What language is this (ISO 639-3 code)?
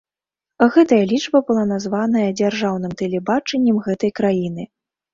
bel